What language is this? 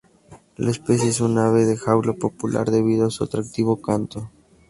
Spanish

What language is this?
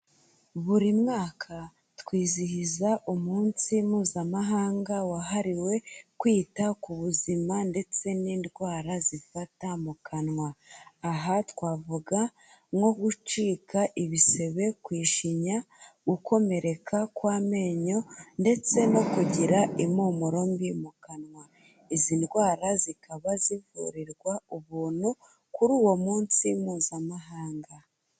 Kinyarwanda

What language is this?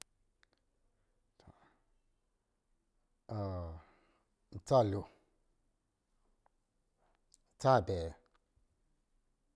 Lijili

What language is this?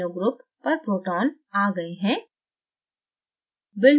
Hindi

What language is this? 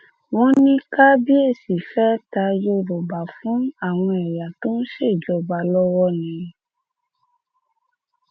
Yoruba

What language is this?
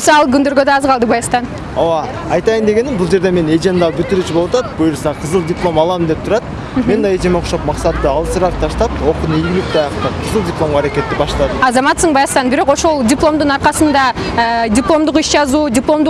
Turkish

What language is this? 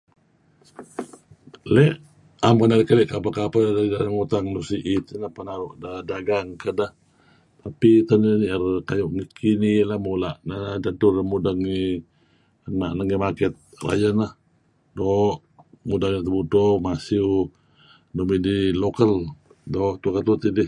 Kelabit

